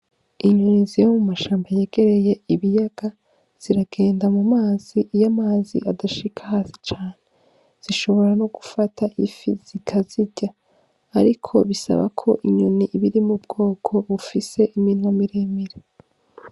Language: Rundi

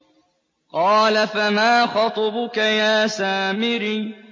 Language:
Arabic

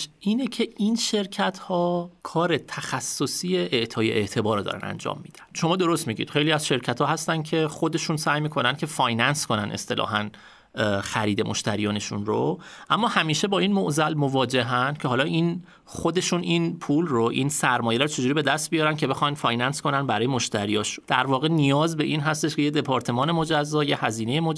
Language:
Persian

